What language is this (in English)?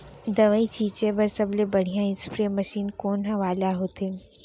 Chhattisgarhi